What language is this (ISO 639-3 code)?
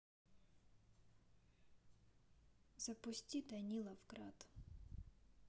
rus